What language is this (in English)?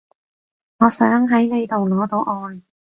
Cantonese